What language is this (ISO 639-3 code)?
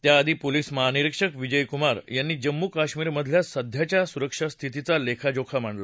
mar